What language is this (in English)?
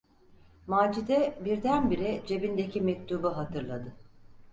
Turkish